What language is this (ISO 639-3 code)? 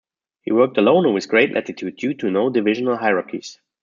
eng